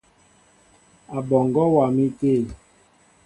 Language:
Mbo (Cameroon)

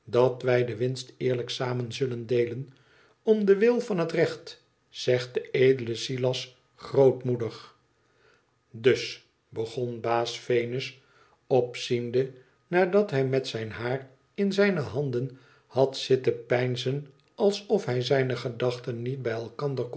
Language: Dutch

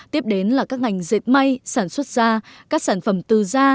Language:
Vietnamese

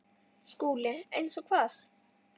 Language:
Icelandic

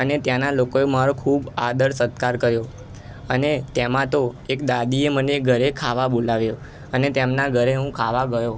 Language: Gujarati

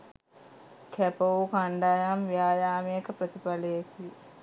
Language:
Sinhala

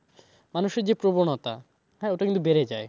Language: Bangla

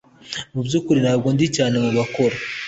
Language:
Kinyarwanda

